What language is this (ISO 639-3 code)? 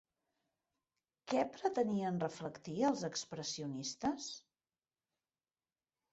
cat